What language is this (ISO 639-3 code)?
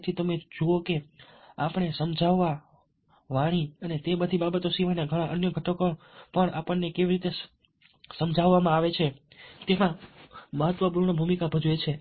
guj